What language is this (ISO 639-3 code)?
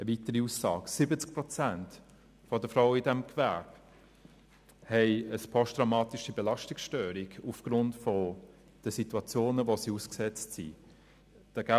gsw